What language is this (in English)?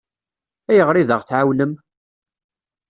Kabyle